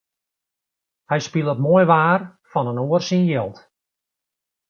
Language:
Western Frisian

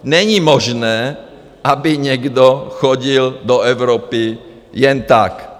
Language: Czech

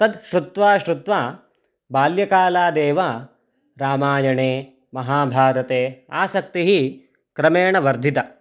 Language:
Sanskrit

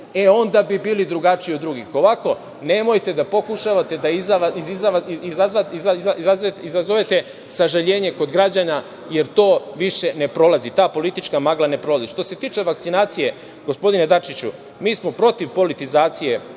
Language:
Serbian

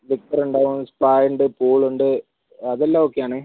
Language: Malayalam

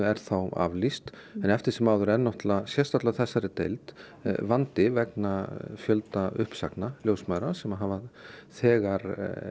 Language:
Icelandic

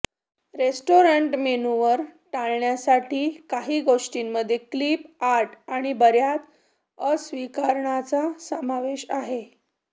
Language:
Marathi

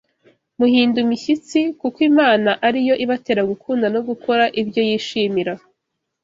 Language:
Kinyarwanda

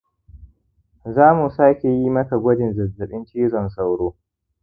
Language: Hausa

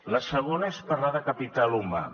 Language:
Catalan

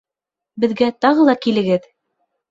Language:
Bashkir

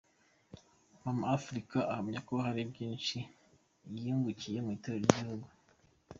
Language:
Kinyarwanda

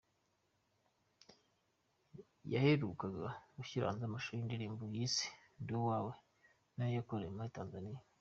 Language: Kinyarwanda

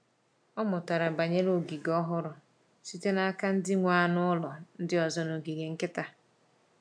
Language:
Igbo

